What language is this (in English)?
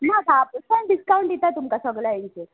Konkani